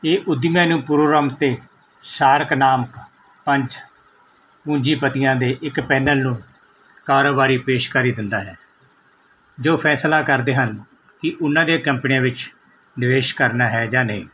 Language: Punjabi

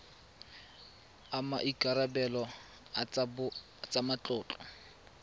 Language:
Tswana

